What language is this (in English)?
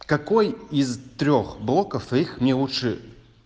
Russian